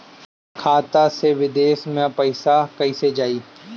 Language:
Bhojpuri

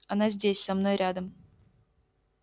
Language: Russian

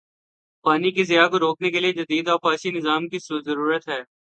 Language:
Urdu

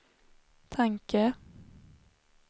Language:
Swedish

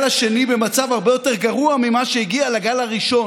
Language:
Hebrew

